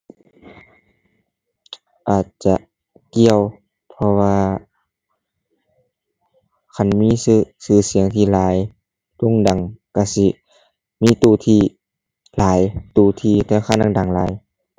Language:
Thai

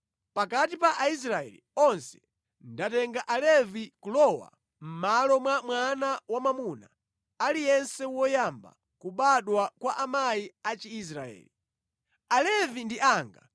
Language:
Nyanja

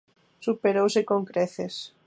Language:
Galician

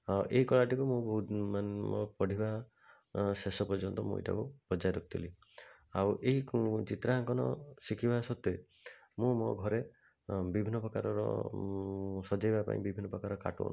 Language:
Odia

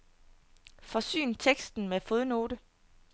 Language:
Danish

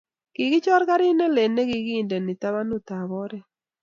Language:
Kalenjin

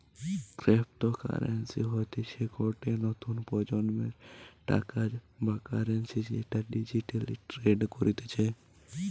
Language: Bangla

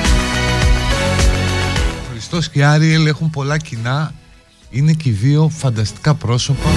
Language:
Greek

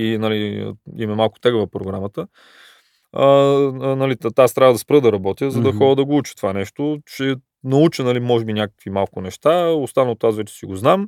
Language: Bulgarian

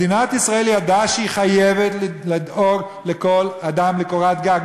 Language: Hebrew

